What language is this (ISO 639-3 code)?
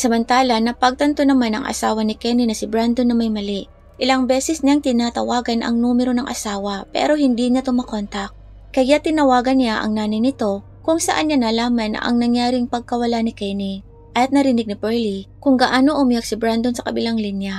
fil